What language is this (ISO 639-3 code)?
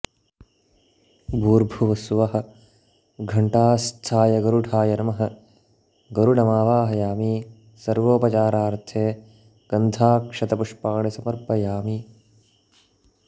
san